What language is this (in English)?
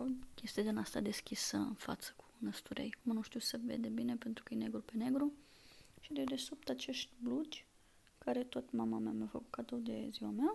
Romanian